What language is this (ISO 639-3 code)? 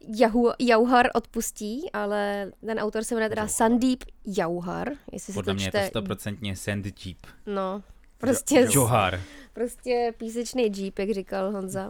ces